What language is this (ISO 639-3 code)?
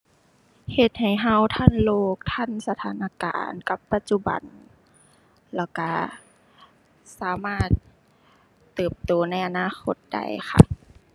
tha